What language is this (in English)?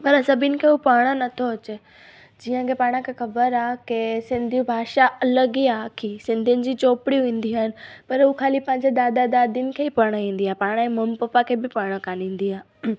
Sindhi